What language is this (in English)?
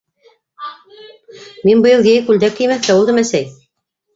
Bashkir